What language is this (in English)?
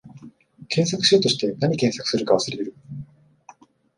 Japanese